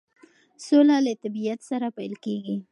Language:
Pashto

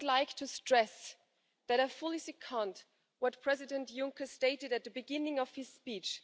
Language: English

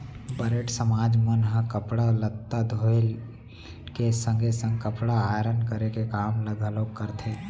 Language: Chhattisgarhi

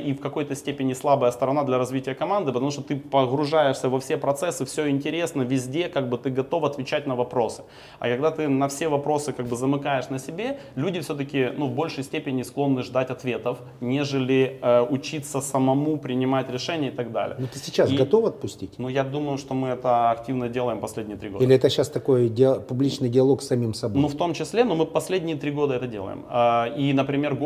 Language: Russian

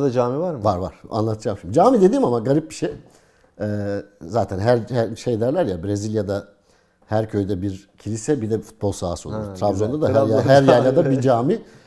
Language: Turkish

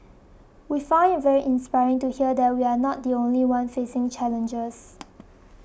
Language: English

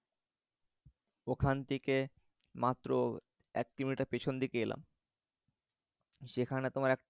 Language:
Bangla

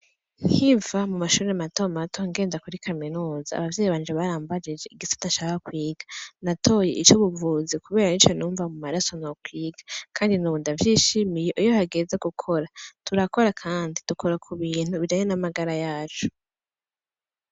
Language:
Rundi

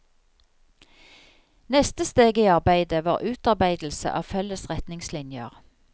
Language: Norwegian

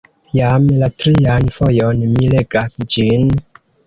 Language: Esperanto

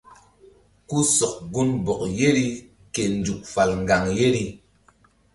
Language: Mbum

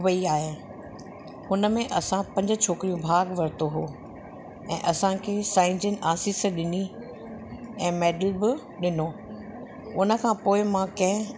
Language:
Sindhi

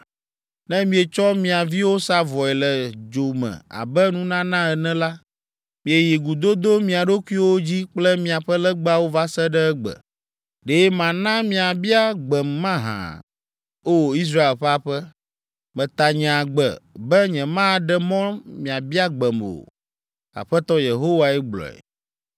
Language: Ewe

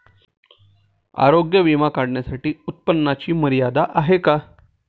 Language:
Marathi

